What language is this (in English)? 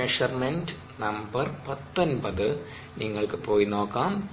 Malayalam